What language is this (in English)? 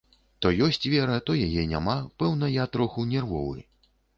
Belarusian